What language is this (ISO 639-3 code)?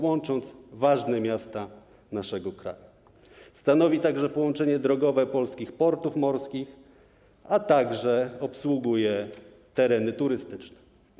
pol